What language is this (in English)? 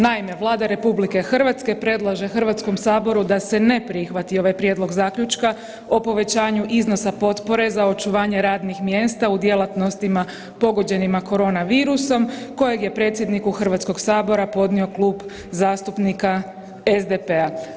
Croatian